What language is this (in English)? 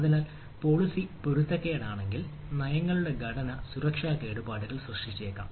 Malayalam